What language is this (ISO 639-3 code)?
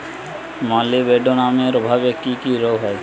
ben